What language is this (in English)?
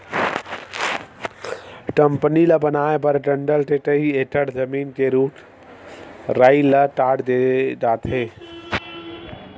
Chhattisgarhi